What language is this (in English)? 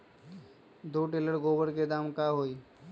Magahi